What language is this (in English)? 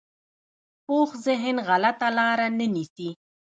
Pashto